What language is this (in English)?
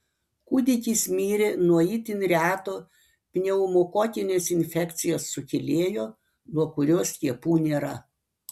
Lithuanian